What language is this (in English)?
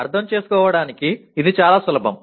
Telugu